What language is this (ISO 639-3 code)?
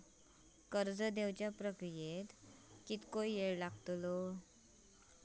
mar